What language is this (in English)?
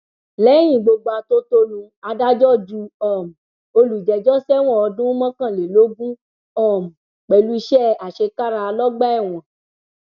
Yoruba